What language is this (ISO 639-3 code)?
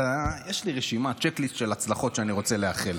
heb